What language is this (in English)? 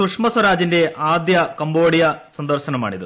Malayalam